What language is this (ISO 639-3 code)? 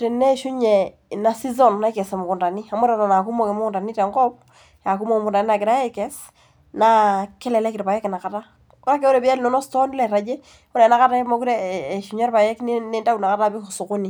mas